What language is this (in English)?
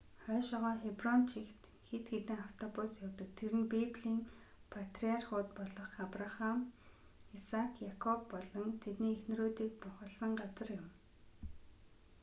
Mongolian